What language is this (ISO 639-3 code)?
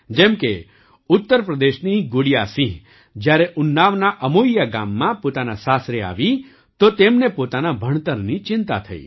guj